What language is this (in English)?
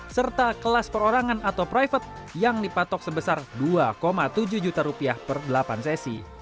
Indonesian